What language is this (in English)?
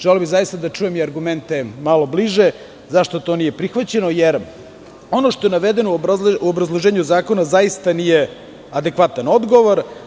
Serbian